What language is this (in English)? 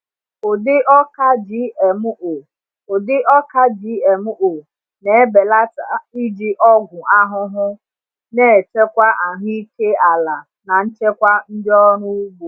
Igbo